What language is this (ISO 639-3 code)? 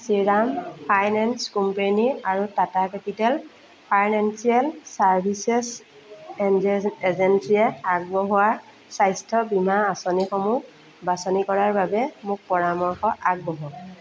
asm